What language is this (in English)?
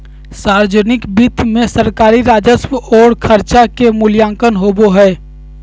Magahi